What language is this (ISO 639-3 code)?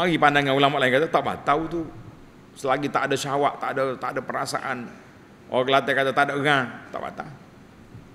msa